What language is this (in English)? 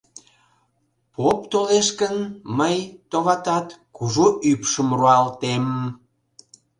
Mari